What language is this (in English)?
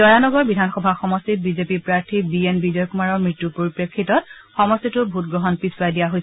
Assamese